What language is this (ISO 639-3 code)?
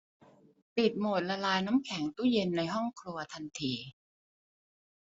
tha